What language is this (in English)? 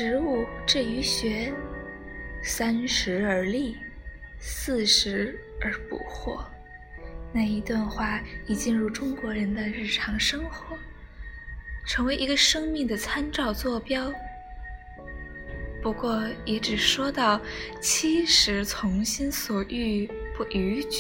Chinese